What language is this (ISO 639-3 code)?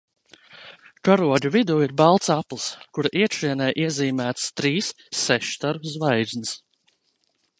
lav